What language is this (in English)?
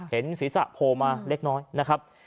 Thai